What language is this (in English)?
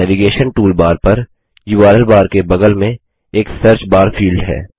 Hindi